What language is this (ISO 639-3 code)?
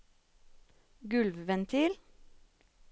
nor